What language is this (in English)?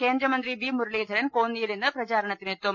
Malayalam